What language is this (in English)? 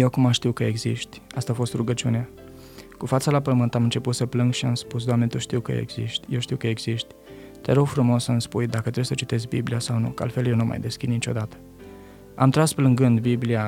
Romanian